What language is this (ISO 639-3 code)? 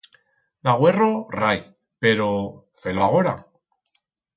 arg